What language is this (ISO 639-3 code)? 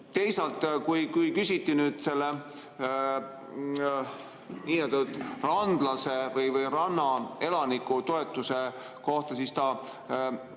est